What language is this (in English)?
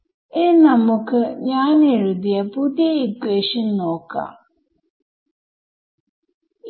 Malayalam